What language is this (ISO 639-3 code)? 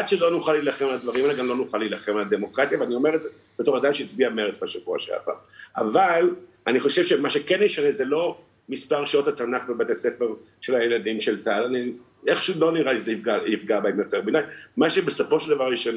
heb